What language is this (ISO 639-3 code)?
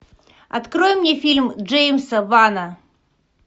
rus